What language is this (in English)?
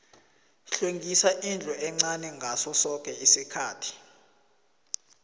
South Ndebele